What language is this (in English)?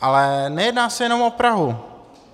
Czech